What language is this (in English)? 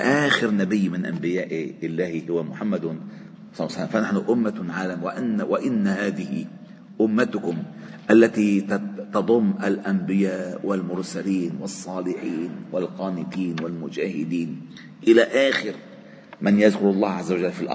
Arabic